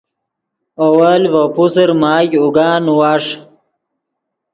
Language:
Yidgha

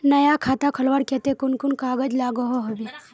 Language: Magahi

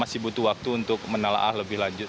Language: Indonesian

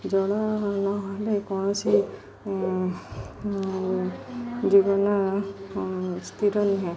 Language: Odia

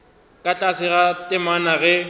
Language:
Northern Sotho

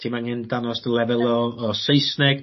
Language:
Welsh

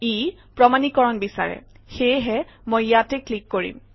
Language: Assamese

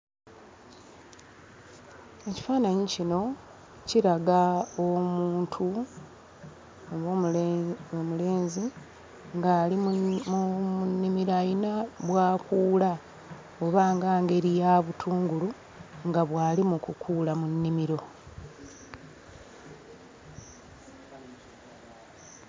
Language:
Ganda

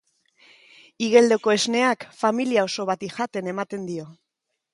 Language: Basque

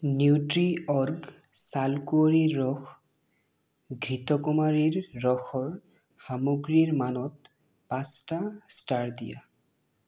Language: Assamese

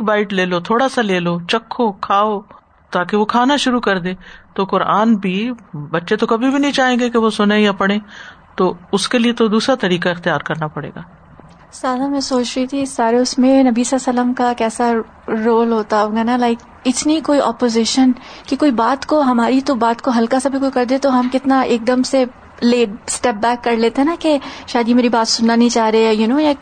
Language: Urdu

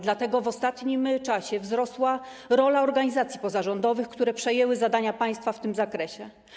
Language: Polish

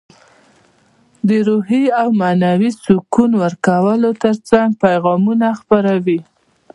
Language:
Pashto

